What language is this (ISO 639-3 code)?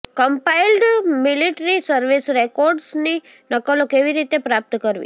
guj